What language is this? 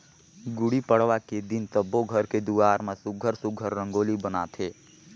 Chhattisgarhi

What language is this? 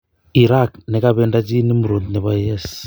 Kalenjin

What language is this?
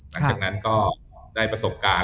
Thai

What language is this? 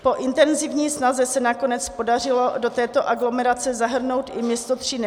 Czech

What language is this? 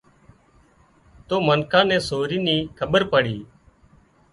Wadiyara Koli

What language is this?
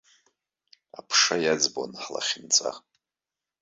Abkhazian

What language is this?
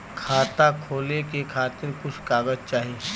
Bhojpuri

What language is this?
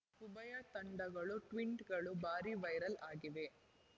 Kannada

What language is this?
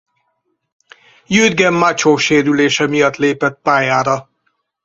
Hungarian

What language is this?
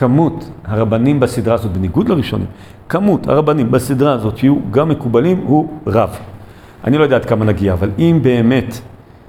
Hebrew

